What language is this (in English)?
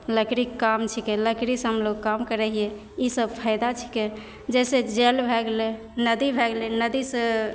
Maithili